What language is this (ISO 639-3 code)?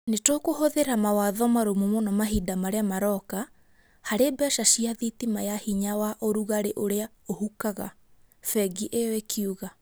kik